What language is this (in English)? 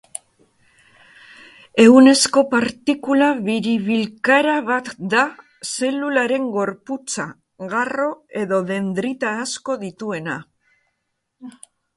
Basque